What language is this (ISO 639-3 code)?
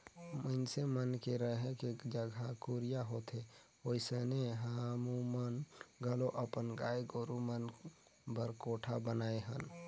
hne